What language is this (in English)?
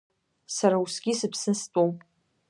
Abkhazian